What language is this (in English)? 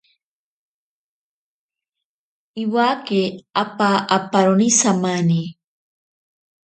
Ashéninka Perené